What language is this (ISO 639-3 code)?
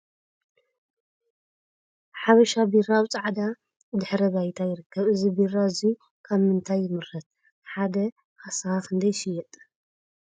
tir